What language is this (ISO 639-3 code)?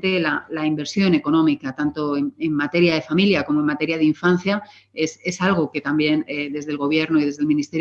spa